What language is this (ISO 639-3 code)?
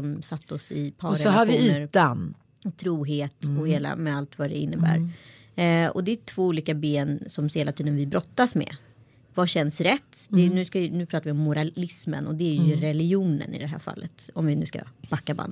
swe